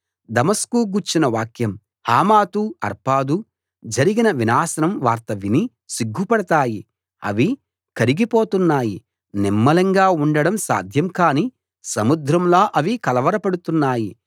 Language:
Telugu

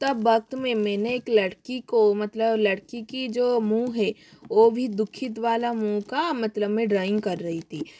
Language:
Hindi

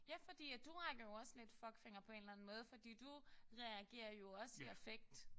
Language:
Danish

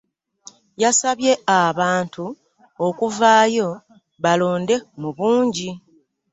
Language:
Ganda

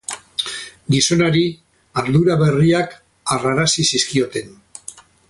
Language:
Basque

